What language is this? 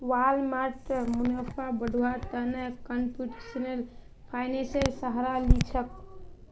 Magahi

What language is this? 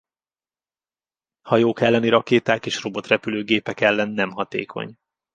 Hungarian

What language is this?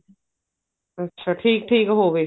Punjabi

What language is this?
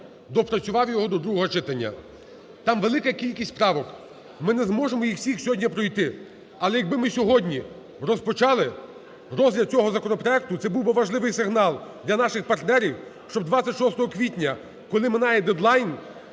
Ukrainian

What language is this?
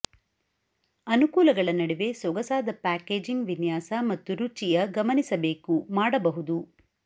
Kannada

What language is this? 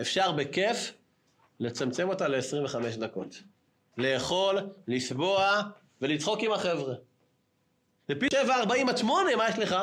Hebrew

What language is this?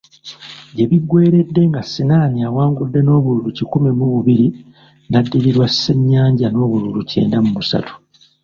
Ganda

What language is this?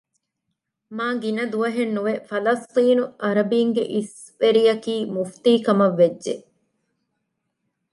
Divehi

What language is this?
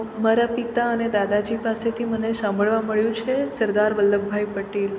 Gujarati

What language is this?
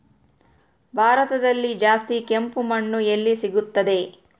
Kannada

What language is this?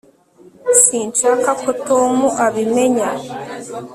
Kinyarwanda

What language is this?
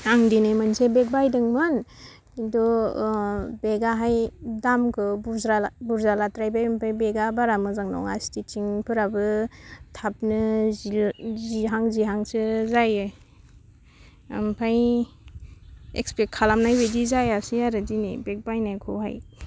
Bodo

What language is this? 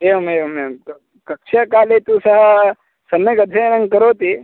Sanskrit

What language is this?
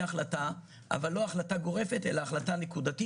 Hebrew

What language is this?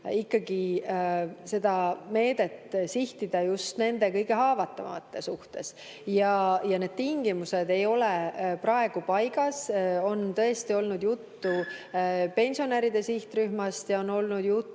Estonian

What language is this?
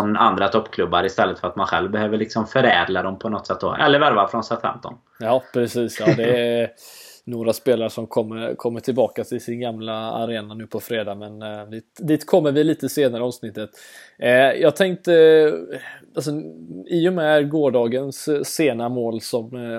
Swedish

